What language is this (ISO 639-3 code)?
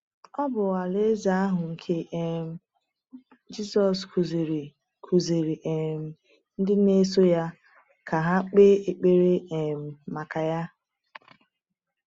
ibo